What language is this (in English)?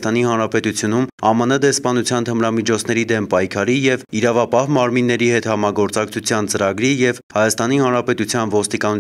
Romanian